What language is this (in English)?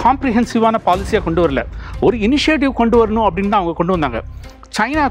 Hindi